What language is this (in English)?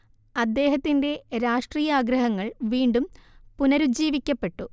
Malayalam